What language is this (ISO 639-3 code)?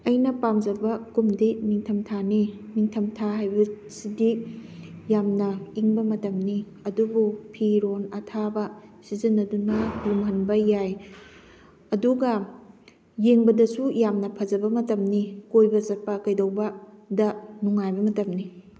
mni